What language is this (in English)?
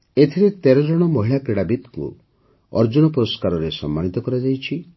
Odia